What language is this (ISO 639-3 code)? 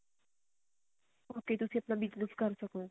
pan